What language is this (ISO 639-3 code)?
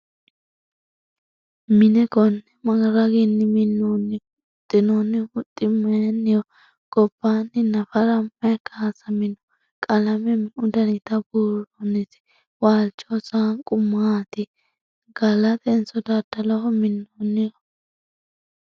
sid